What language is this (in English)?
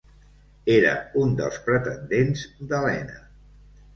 Catalan